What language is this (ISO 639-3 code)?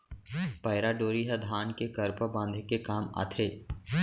hne